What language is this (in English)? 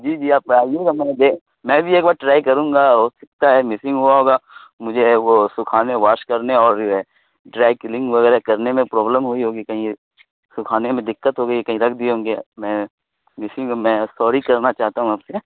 Urdu